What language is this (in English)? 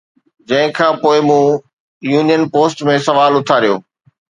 Sindhi